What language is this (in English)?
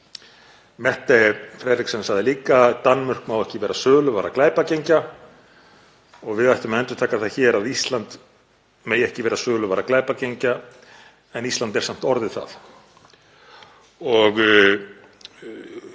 Icelandic